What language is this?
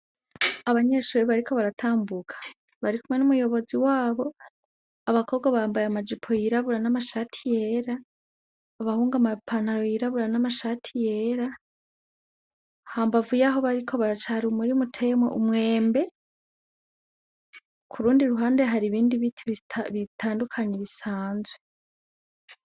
Rundi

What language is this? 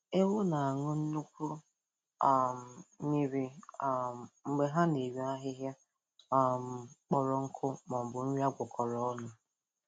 Igbo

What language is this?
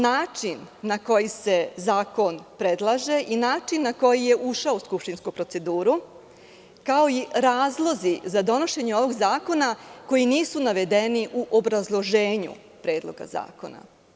Serbian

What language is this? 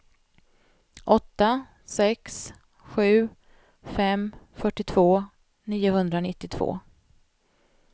Swedish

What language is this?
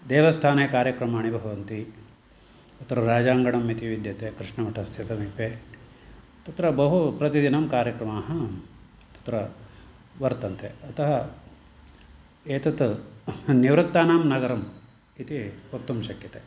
Sanskrit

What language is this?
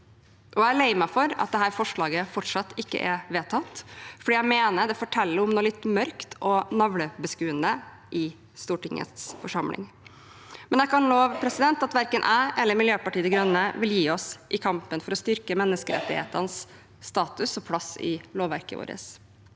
Norwegian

